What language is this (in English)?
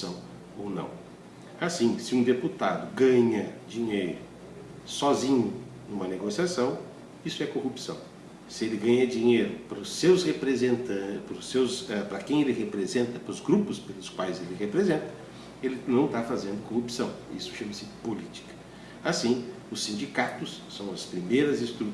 Portuguese